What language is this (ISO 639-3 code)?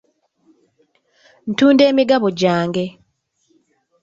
lug